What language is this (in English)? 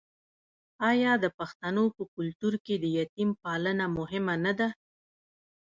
Pashto